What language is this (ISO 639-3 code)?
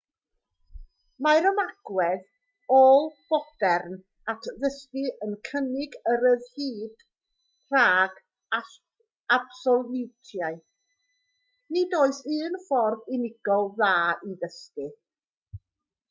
cym